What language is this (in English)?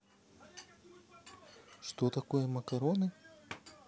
Russian